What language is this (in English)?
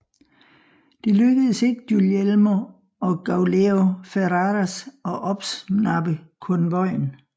Danish